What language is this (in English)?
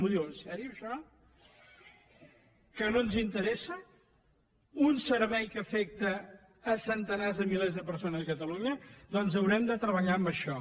Catalan